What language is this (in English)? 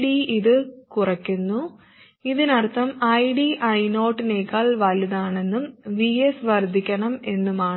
Malayalam